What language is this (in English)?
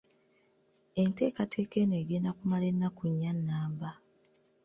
Ganda